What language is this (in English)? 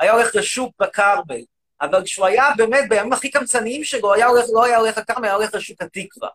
Hebrew